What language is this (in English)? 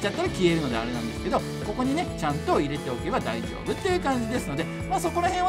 Japanese